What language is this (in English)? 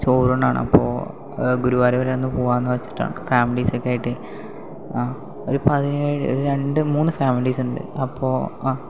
Malayalam